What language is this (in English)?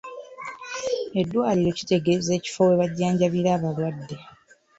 Ganda